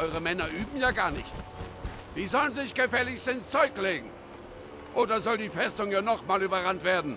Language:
German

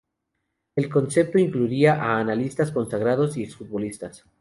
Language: Spanish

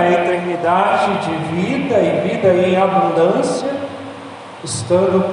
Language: Portuguese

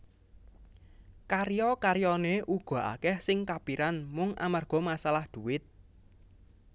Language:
Javanese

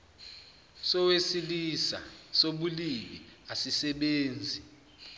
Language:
Zulu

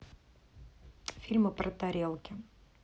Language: Russian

